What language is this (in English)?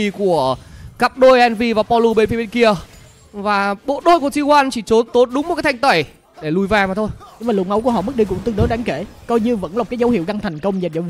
Vietnamese